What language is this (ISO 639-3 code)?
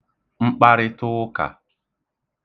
ibo